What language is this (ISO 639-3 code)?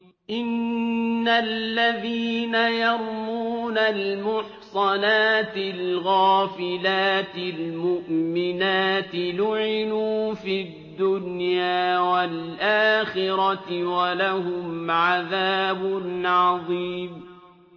ara